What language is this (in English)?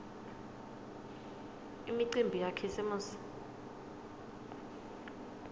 Swati